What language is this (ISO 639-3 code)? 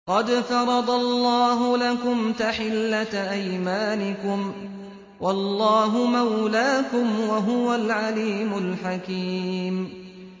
ara